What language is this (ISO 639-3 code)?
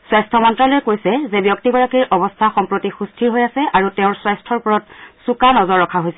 asm